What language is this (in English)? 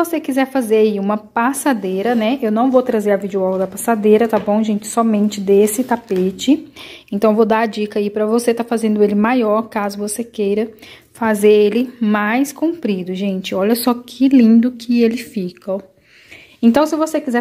Portuguese